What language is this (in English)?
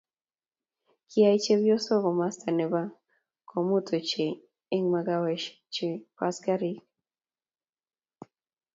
Kalenjin